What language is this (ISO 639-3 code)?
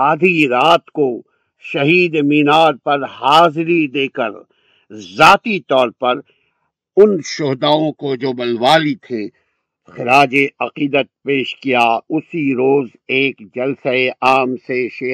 urd